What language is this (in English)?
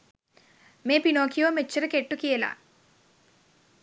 Sinhala